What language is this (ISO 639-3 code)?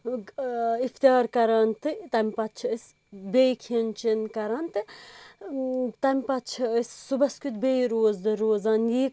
kas